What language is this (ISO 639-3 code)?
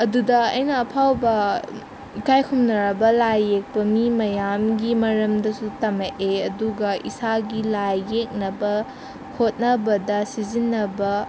mni